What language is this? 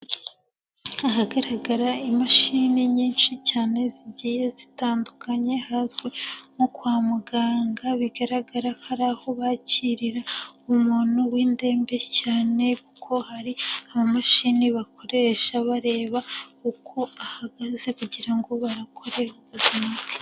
Kinyarwanda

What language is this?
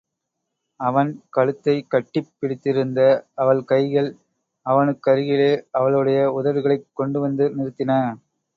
Tamil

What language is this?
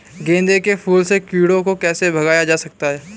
Hindi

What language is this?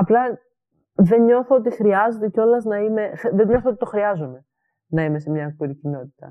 Greek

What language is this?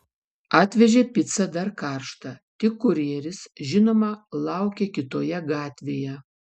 Lithuanian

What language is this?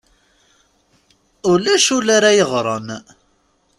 Kabyle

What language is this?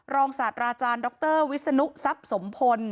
Thai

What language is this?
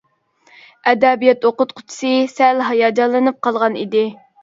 Uyghur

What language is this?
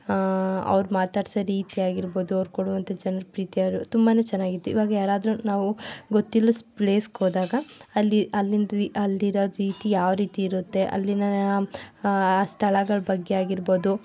Kannada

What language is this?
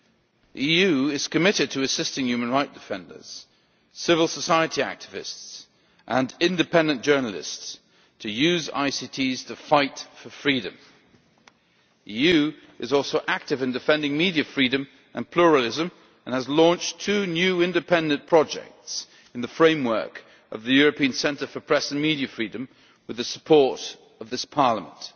English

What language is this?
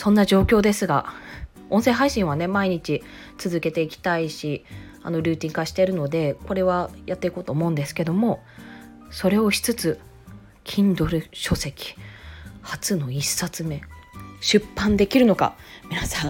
Japanese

